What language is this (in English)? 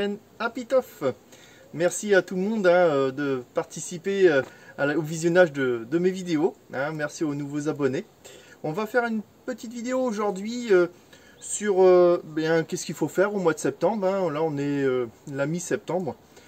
French